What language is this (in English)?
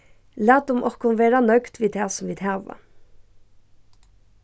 Faroese